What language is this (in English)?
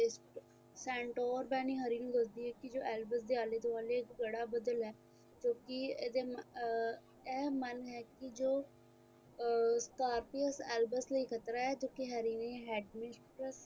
Punjabi